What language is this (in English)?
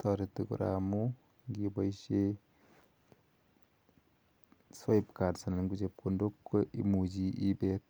Kalenjin